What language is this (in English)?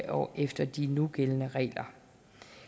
Danish